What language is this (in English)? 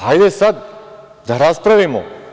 Serbian